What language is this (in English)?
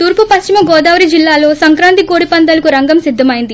Telugu